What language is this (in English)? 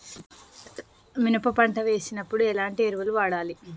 Telugu